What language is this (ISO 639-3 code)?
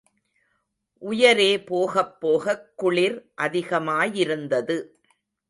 tam